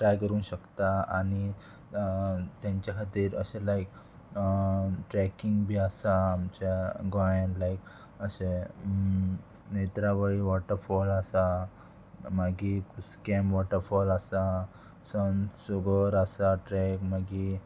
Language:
Konkani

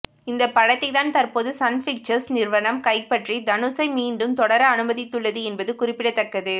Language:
Tamil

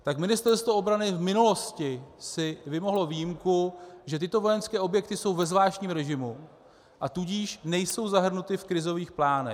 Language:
Czech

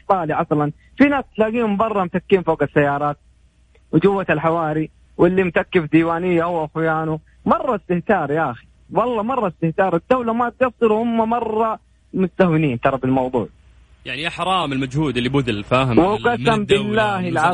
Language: Arabic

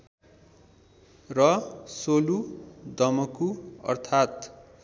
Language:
Nepali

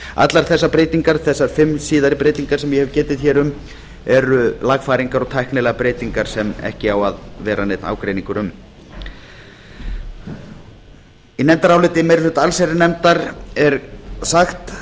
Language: Icelandic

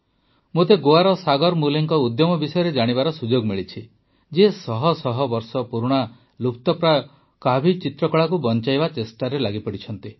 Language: Odia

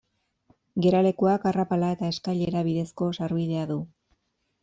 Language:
Basque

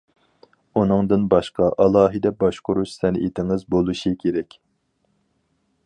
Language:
Uyghur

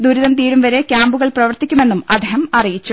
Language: Malayalam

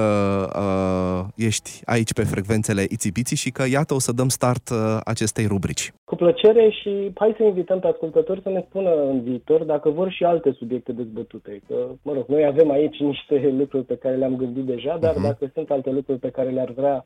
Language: Romanian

